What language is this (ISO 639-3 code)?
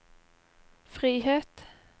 nor